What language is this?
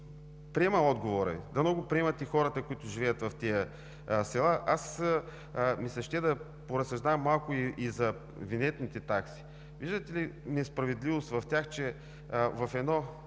Bulgarian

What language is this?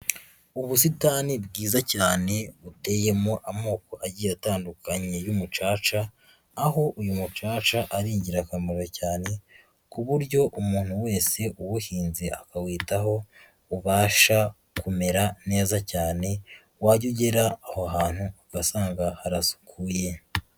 Kinyarwanda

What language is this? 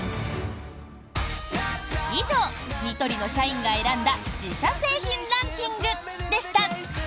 Japanese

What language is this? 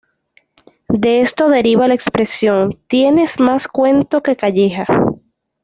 Spanish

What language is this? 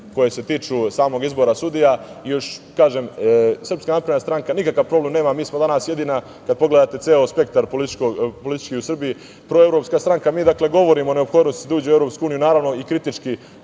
Serbian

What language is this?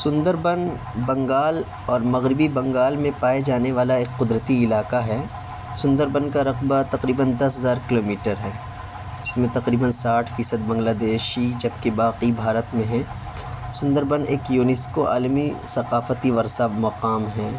Urdu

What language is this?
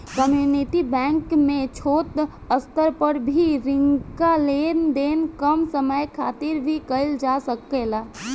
Bhojpuri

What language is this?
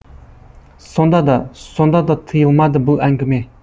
Kazakh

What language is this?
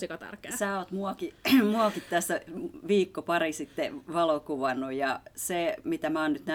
Finnish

